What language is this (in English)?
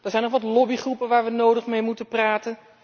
Dutch